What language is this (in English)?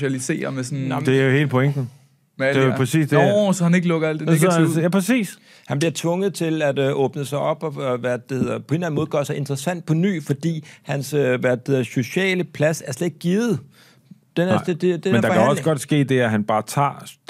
Danish